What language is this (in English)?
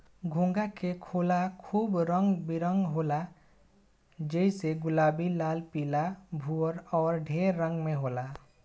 Bhojpuri